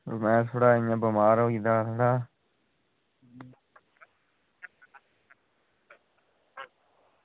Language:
Dogri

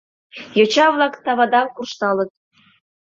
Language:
Mari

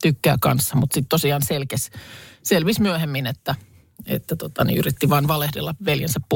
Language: Finnish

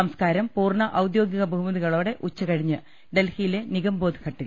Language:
Malayalam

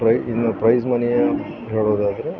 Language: Kannada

